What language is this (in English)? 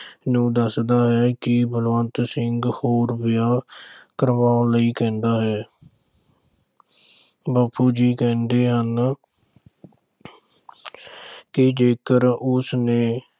Punjabi